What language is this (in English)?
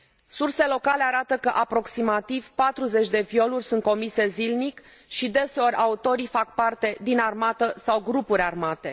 Romanian